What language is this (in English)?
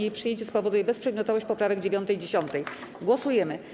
Polish